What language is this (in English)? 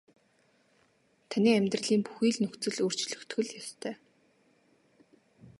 Mongolian